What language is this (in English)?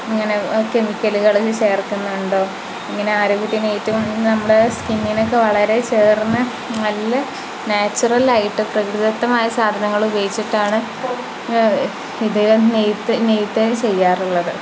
Malayalam